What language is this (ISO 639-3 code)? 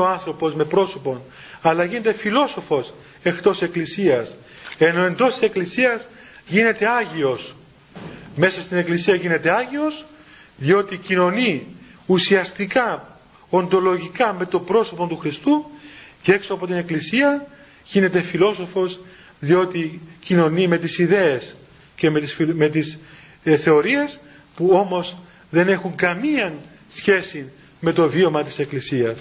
ell